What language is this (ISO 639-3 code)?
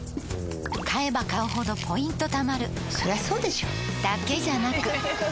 jpn